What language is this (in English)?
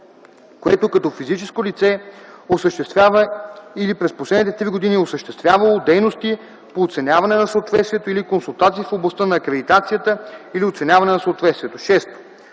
Bulgarian